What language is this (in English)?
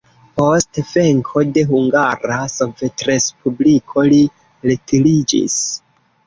Esperanto